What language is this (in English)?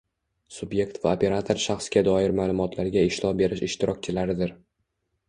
Uzbek